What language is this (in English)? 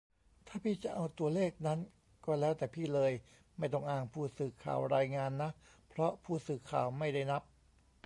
Thai